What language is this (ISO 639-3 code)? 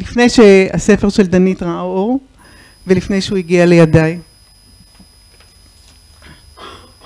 heb